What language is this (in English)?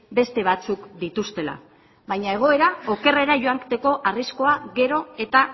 Basque